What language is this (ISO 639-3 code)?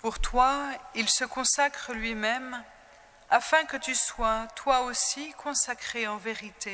fra